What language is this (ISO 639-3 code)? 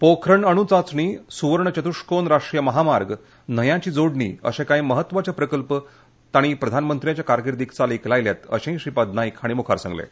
kok